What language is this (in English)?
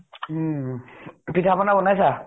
Assamese